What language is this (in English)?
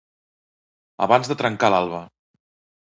Catalan